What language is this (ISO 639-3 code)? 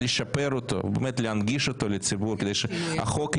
heb